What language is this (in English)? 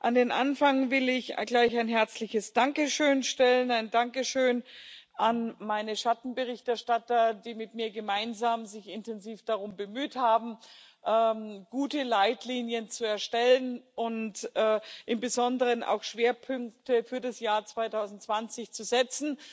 German